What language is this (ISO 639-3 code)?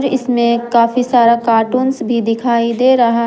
hin